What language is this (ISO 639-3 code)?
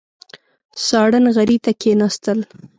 pus